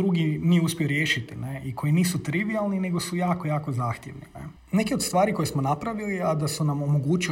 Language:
Croatian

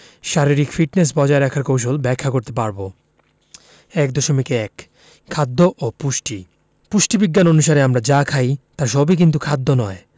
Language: Bangla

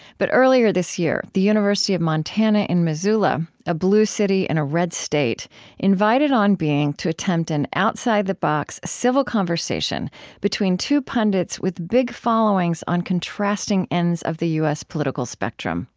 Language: English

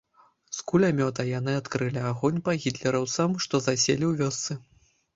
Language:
Belarusian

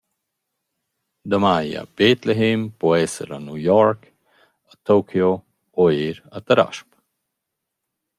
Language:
Romansh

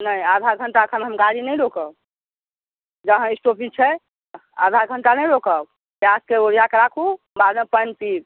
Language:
Maithili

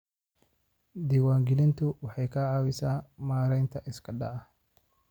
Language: Somali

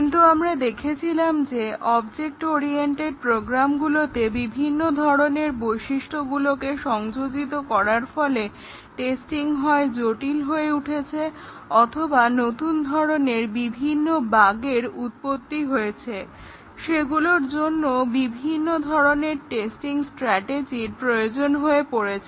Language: Bangla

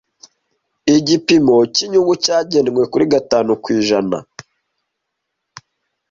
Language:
Kinyarwanda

